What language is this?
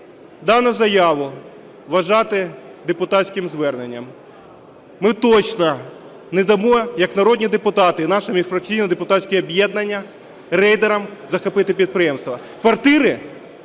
Ukrainian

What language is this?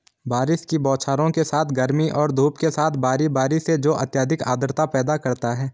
Hindi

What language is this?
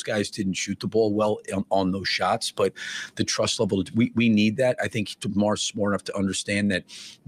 English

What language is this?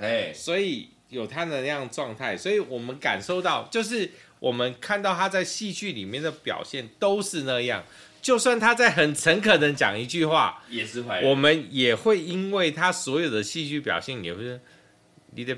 Chinese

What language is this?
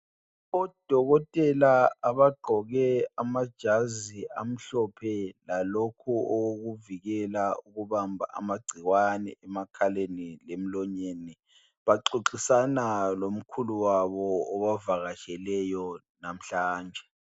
North Ndebele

